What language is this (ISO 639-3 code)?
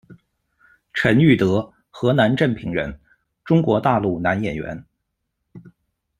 zho